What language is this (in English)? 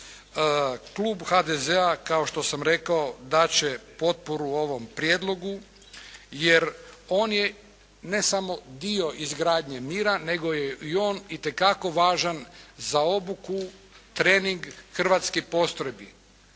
Croatian